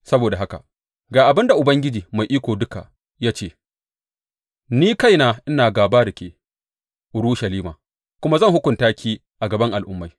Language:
Hausa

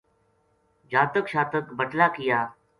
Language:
Gujari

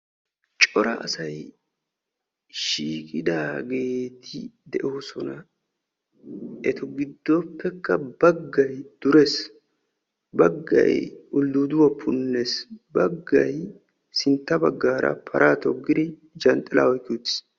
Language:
Wolaytta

